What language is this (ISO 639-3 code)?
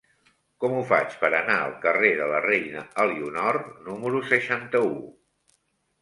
cat